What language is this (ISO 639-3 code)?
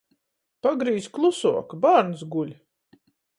ltg